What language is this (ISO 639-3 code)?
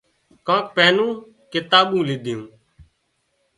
kxp